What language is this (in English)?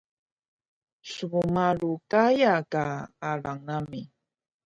Taroko